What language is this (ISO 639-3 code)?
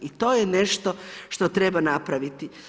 hrv